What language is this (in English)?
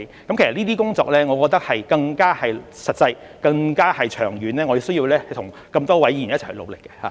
Cantonese